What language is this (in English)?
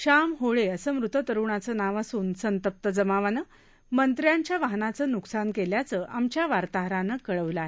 Marathi